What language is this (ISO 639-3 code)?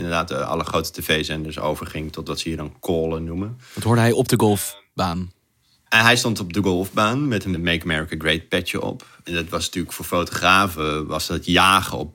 nld